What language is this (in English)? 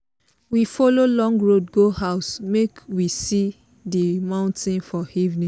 Nigerian Pidgin